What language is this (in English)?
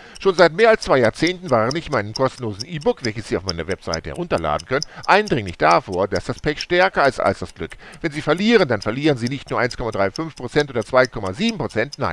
German